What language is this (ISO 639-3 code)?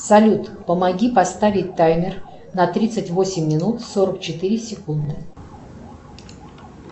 rus